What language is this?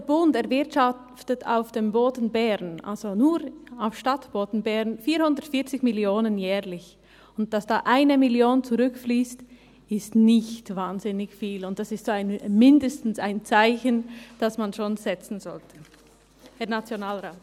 Swiss German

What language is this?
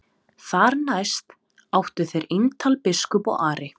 Icelandic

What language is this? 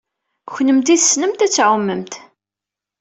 Kabyle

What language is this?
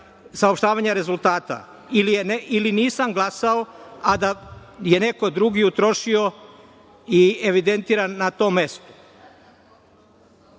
Serbian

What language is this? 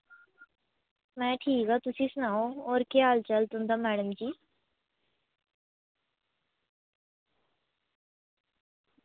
Dogri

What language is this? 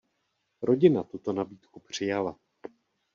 Czech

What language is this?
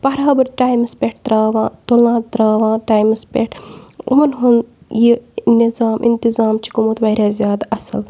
Kashmiri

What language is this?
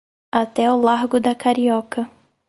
Portuguese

